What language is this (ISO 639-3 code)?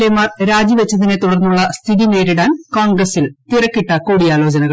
mal